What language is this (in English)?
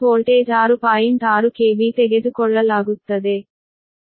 Kannada